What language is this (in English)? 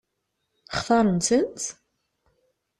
Kabyle